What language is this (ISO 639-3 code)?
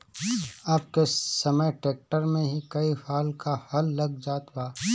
bho